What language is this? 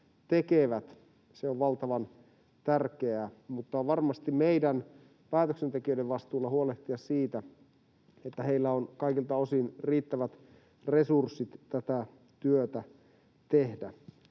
Finnish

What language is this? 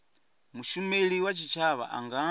Venda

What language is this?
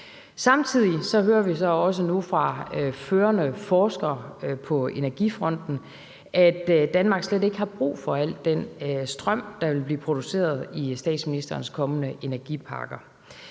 Danish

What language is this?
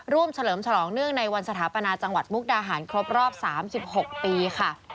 Thai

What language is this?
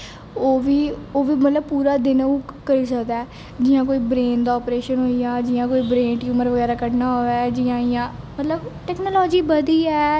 Dogri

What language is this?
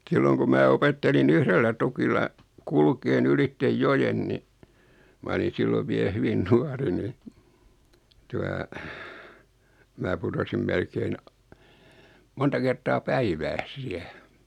Finnish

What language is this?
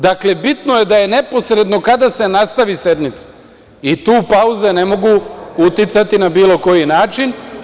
Serbian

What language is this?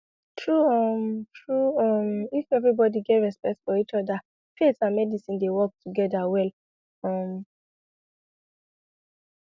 Nigerian Pidgin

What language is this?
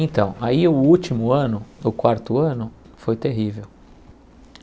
Portuguese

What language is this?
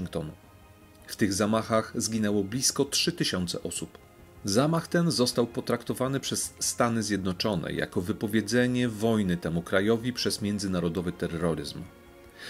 Polish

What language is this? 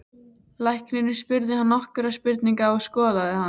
Icelandic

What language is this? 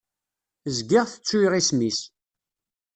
Kabyle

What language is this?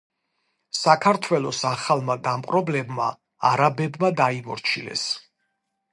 Georgian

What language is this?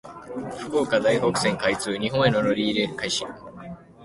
Japanese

